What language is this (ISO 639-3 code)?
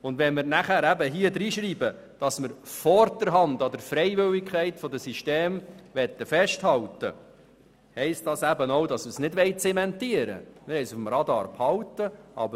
gsw